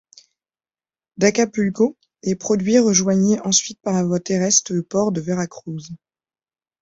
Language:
French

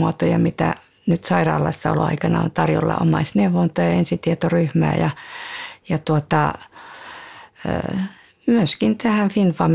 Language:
Finnish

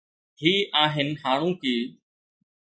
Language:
Sindhi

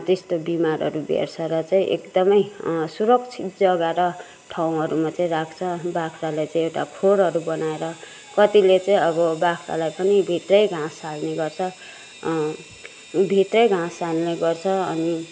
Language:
Nepali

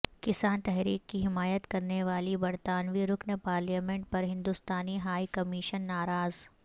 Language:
Urdu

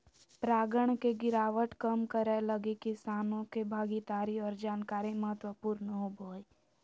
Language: Magahi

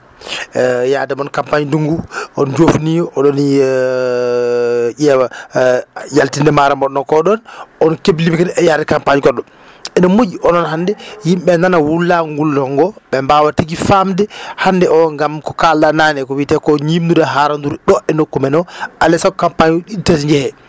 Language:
Fula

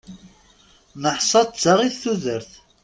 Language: Kabyle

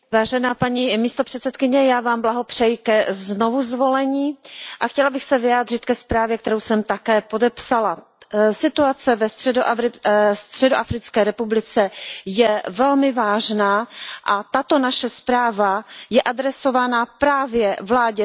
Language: Czech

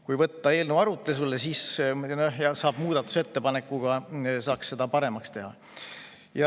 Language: Estonian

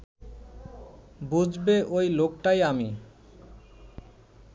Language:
Bangla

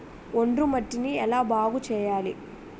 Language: Telugu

